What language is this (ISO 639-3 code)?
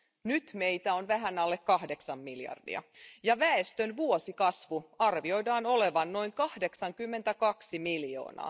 fin